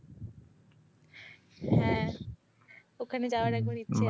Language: Bangla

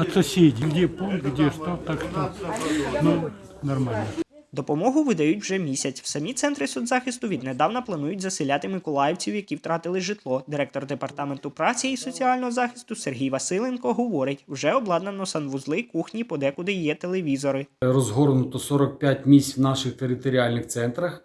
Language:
Ukrainian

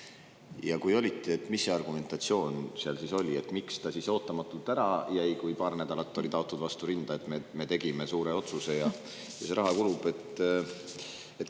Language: Estonian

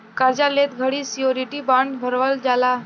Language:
Bhojpuri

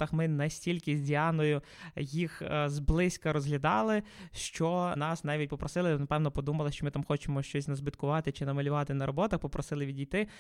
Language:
Ukrainian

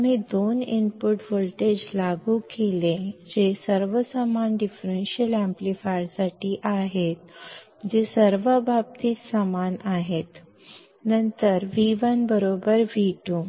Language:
Kannada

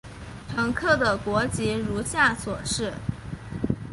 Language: Chinese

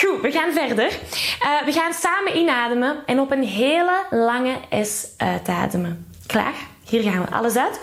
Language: Dutch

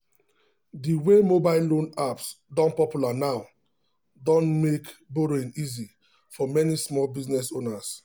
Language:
Nigerian Pidgin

